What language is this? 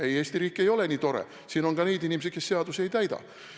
Estonian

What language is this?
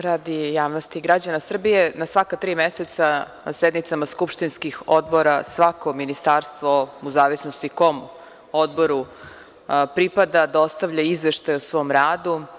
Serbian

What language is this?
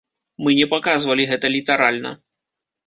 Belarusian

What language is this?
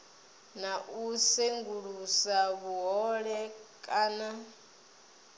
Venda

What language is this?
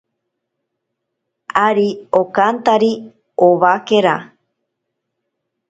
Ashéninka Perené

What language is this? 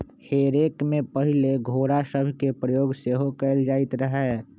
Magahi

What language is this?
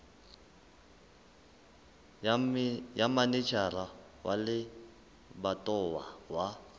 Southern Sotho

